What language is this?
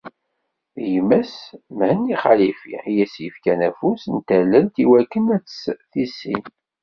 Kabyle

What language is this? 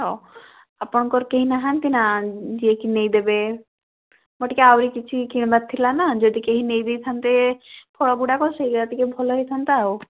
Odia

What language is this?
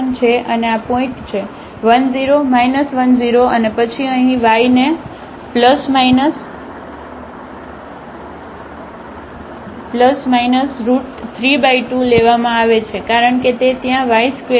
Gujarati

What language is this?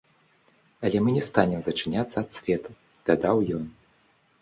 Belarusian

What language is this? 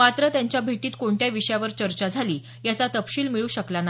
Marathi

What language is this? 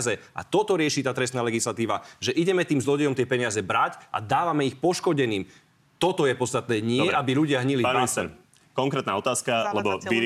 Slovak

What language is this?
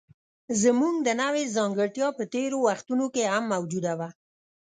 Pashto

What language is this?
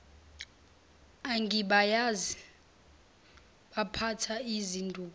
Zulu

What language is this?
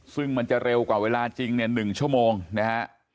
Thai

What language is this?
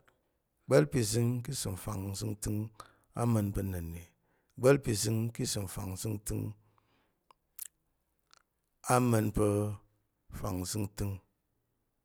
Tarok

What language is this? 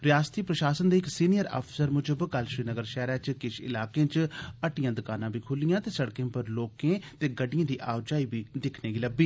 Dogri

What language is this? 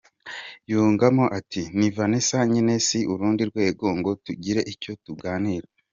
Kinyarwanda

